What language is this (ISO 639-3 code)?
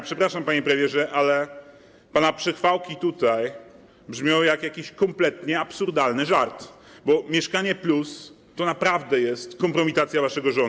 pol